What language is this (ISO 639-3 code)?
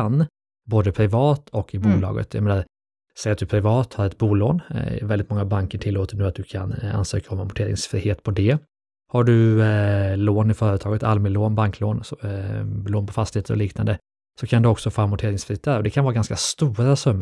swe